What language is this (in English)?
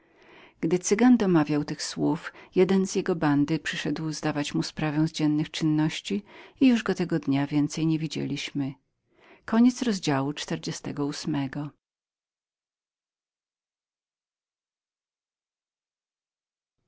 Polish